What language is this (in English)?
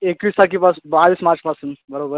Marathi